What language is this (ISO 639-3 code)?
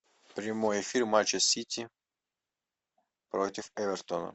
rus